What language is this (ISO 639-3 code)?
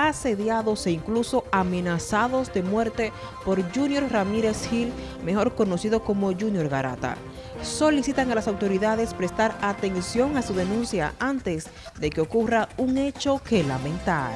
spa